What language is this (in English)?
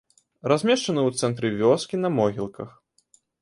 Belarusian